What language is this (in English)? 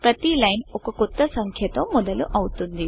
Telugu